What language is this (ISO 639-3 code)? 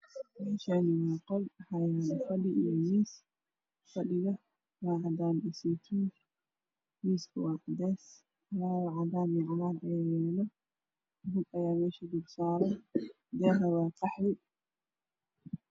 som